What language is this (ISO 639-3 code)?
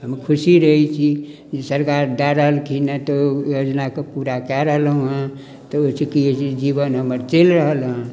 mai